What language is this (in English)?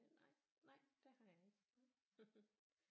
Danish